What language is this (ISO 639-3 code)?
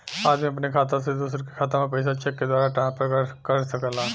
bho